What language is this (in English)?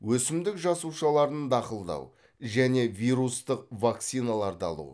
Kazakh